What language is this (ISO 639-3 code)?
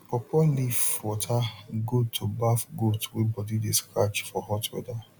pcm